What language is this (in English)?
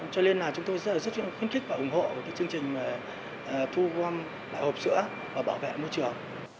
Vietnamese